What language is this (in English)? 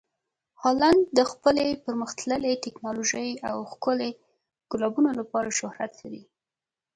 Pashto